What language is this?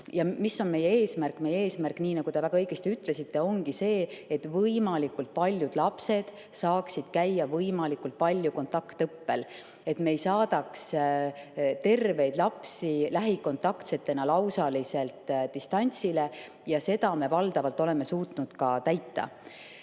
Estonian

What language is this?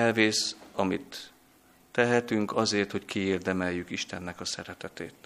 Hungarian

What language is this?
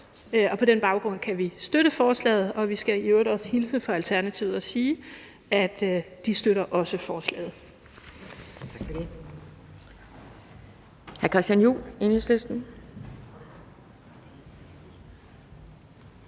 Danish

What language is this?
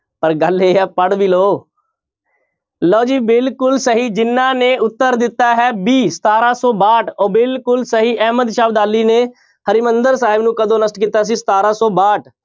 Punjabi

